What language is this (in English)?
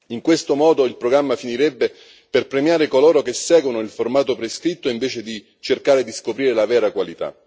Italian